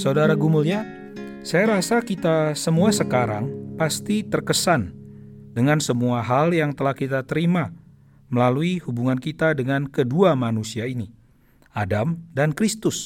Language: Indonesian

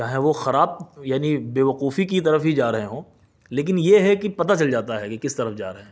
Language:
Urdu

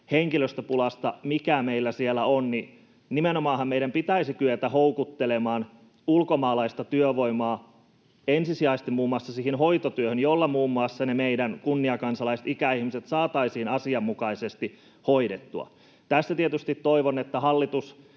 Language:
Finnish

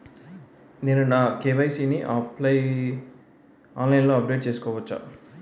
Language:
Telugu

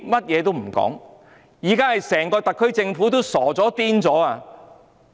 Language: Cantonese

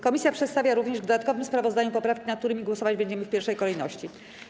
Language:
Polish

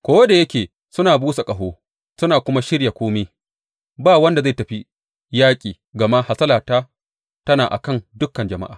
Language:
Hausa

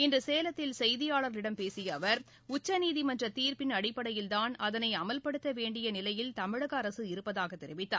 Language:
Tamil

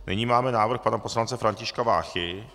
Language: Czech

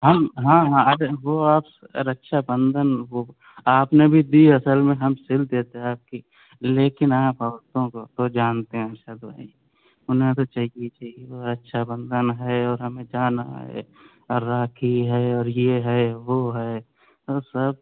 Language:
Urdu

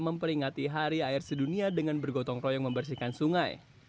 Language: Indonesian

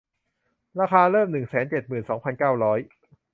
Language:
Thai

